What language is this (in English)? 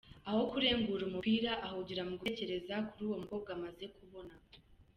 Kinyarwanda